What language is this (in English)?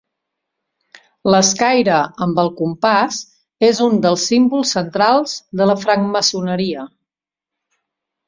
Catalan